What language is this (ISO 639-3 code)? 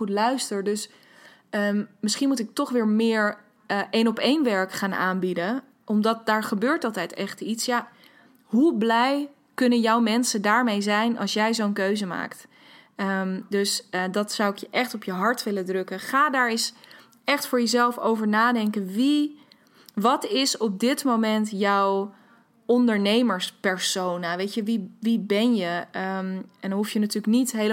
nld